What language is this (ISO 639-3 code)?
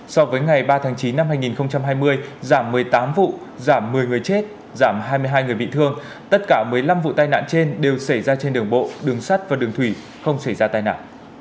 vie